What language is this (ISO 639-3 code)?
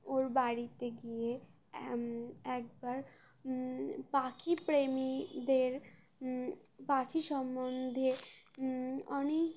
ben